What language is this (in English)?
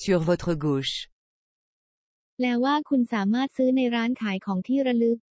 Thai